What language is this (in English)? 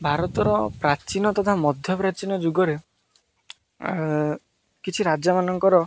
Odia